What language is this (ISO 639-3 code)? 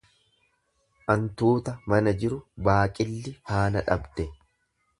orm